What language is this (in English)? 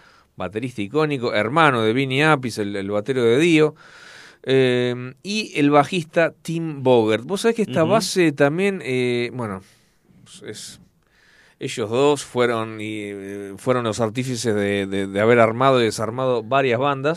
Spanish